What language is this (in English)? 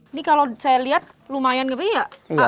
Indonesian